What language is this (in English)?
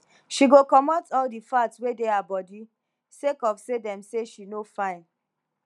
Nigerian Pidgin